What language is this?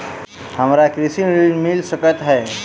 Maithili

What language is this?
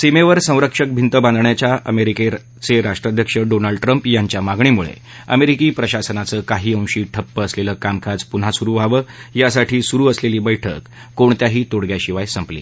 Marathi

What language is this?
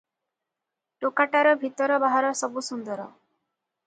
Odia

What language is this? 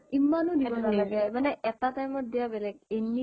Assamese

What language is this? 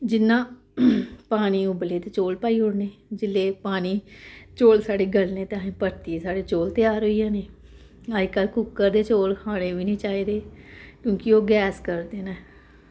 Dogri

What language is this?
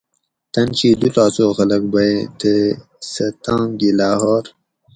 Gawri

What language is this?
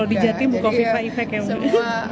Indonesian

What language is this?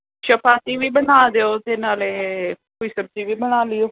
Punjabi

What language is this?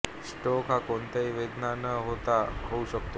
Marathi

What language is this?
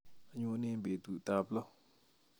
Kalenjin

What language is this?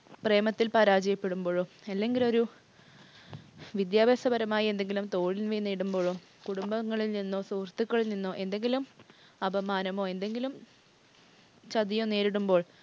Malayalam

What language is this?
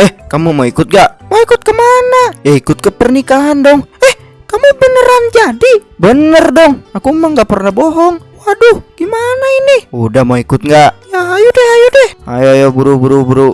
Indonesian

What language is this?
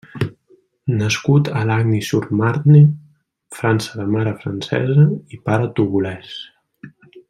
Catalan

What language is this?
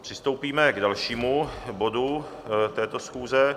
Czech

